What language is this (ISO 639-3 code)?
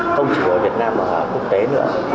vie